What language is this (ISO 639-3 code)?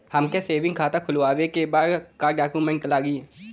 bho